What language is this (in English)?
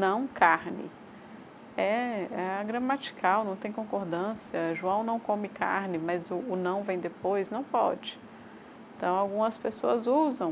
Portuguese